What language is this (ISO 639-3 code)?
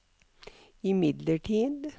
nor